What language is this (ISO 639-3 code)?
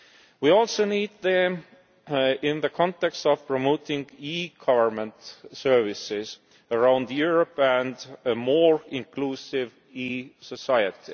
eng